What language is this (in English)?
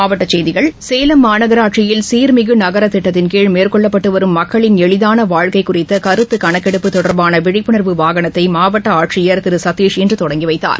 Tamil